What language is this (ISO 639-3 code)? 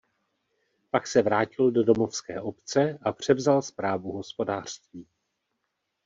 ces